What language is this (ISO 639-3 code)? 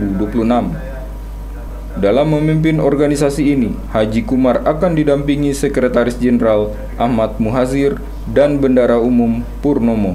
ind